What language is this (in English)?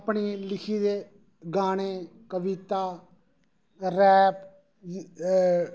Dogri